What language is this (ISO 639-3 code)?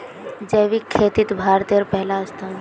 mag